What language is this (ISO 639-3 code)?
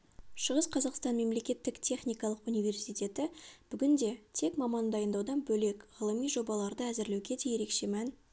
kaz